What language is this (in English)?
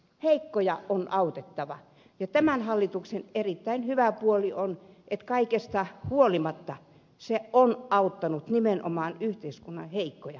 Finnish